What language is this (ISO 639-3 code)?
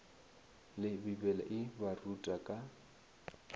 nso